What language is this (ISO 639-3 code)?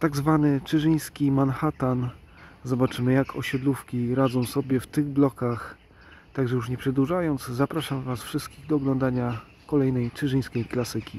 pol